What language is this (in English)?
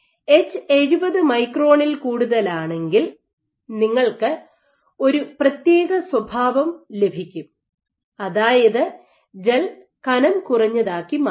Malayalam